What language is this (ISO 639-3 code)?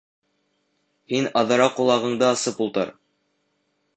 bak